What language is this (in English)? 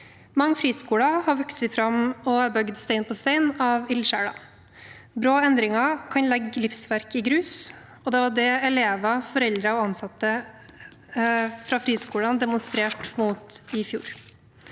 Norwegian